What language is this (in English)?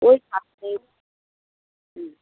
Bangla